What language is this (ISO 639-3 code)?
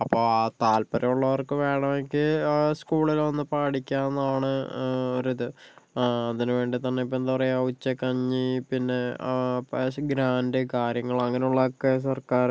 mal